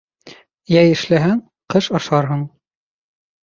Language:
Bashkir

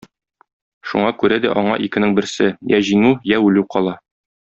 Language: Tatar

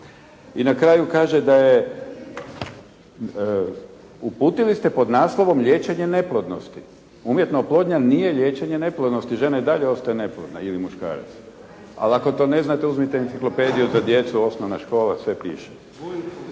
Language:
Croatian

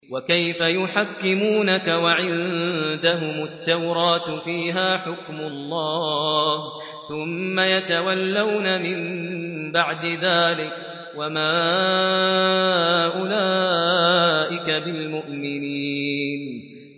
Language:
Arabic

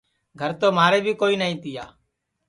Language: Sansi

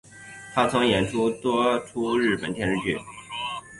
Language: Chinese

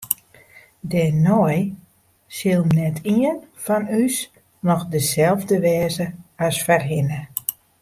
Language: Western Frisian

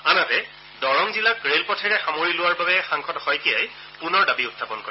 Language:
Assamese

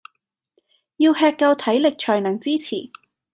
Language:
Cantonese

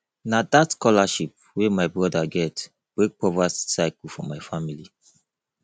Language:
Nigerian Pidgin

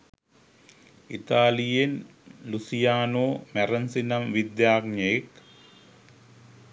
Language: Sinhala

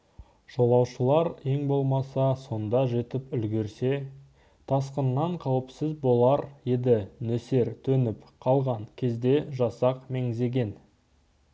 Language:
Kazakh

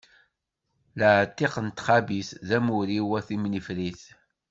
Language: Kabyle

